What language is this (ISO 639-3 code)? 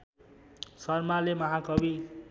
nep